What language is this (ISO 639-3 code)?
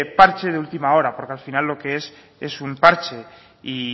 spa